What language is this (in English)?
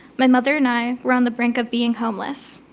English